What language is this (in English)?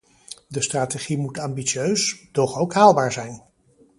Dutch